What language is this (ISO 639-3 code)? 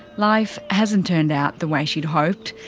eng